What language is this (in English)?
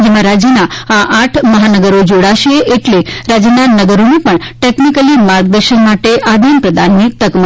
Gujarati